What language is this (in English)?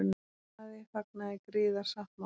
Icelandic